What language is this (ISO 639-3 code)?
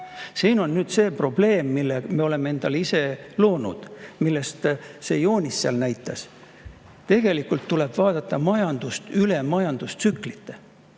est